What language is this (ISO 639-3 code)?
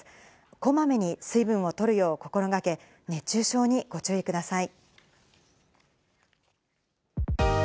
jpn